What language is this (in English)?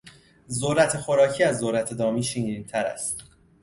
Persian